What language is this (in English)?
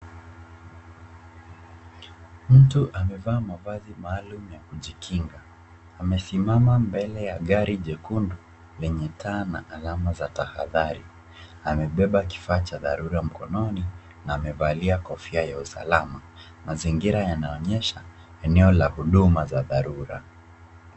Swahili